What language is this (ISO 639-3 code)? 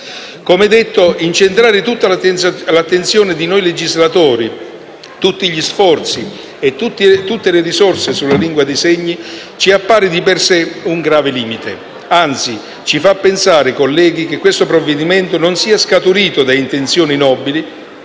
ita